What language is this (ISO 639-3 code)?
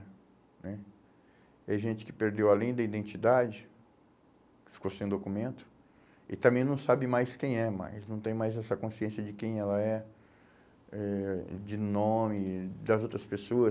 por